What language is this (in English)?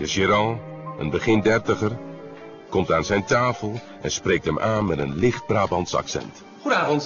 Dutch